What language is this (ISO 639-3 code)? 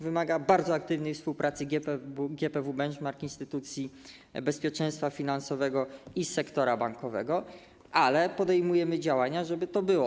pol